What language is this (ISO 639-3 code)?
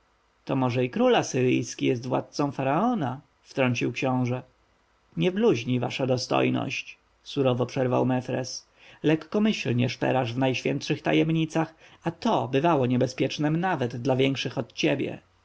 pol